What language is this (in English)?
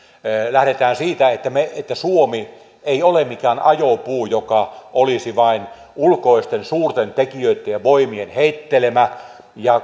Finnish